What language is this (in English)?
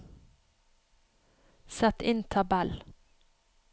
Norwegian